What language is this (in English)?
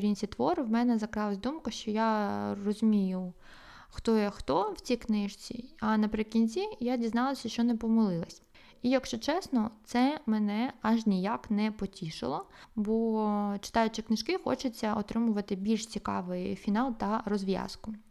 Ukrainian